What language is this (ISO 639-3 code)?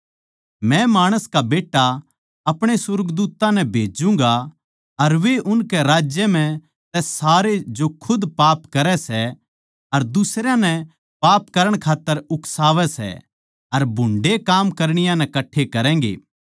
bgc